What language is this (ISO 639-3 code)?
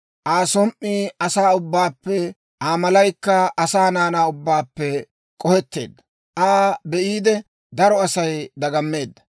dwr